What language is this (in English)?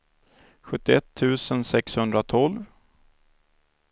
Swedish